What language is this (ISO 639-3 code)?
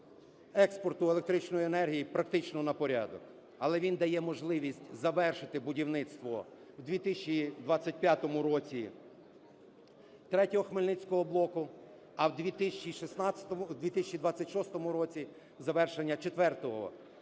ukr